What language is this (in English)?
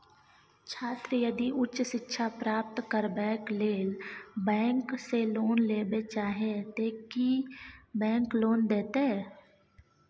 Maithili